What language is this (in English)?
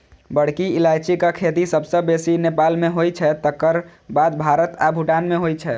Maithili